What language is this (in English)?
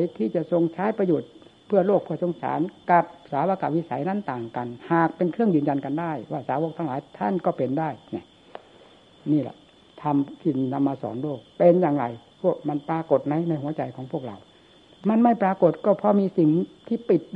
Thai